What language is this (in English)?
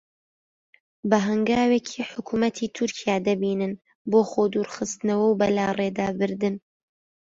Central Kurdish